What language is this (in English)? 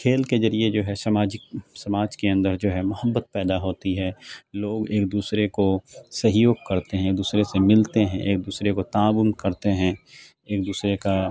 Urdu